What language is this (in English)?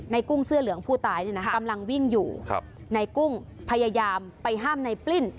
Thai